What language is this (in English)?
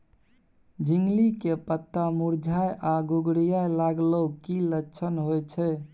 Maithili